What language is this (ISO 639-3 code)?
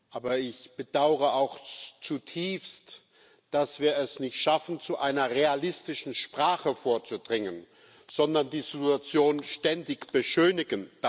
deu